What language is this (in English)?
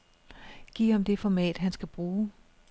Danish